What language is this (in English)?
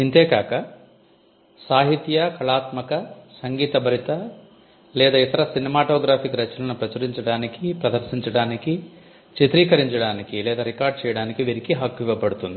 Telugu